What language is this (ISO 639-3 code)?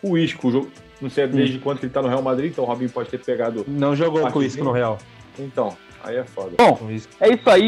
por